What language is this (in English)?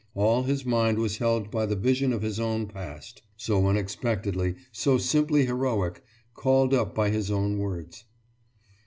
English